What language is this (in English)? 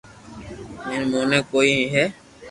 Loarki